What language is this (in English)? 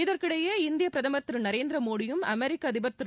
Tamil